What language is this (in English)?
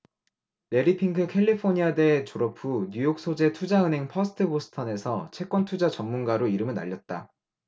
Korean